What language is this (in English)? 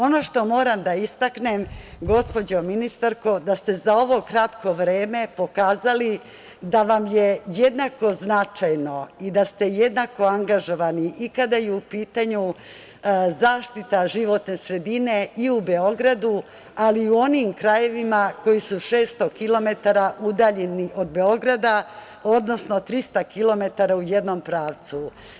Serbian